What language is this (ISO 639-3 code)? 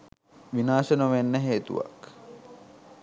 sin